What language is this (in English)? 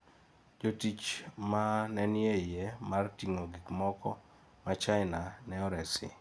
Luo (Kenya and Tanzania)